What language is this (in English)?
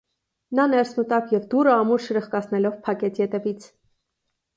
Armenian